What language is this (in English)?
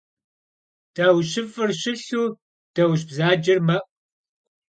Kabardian